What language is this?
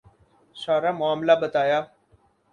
Urdu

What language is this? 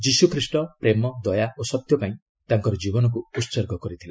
Odia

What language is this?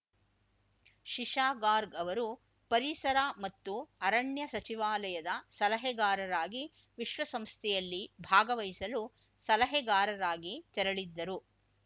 Kannada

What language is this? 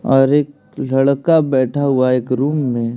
Hindi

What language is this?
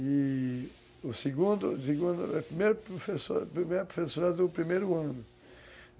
Portuguese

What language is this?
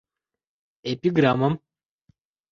Mari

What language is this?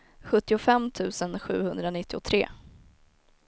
Swedish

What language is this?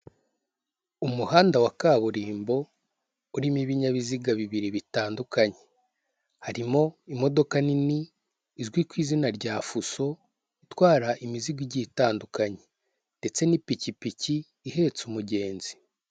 Kinyarwanda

